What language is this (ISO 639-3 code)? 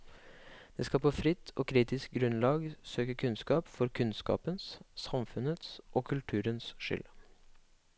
nor